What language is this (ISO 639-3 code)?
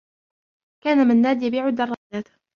ara